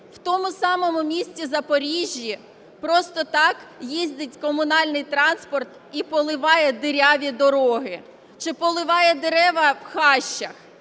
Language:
Ukrainian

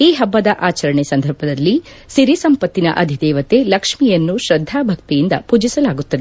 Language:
Kannada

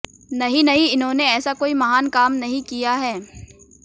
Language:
Hindi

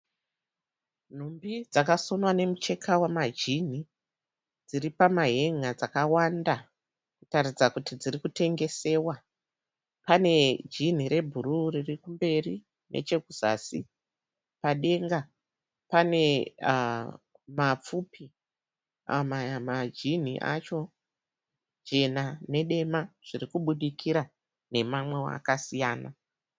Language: Shona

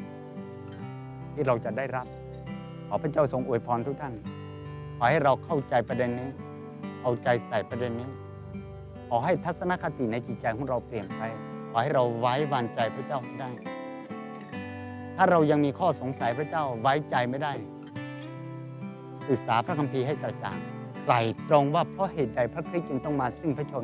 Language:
Thai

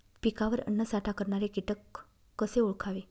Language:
Marathi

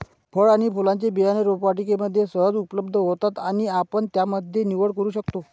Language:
Marathi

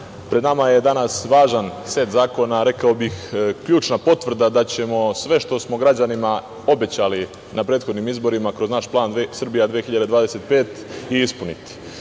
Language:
Serbian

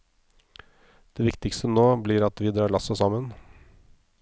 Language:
Norwegian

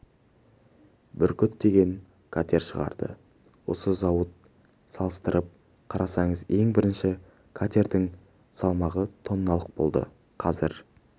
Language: Kazakh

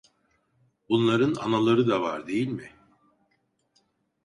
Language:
Turkish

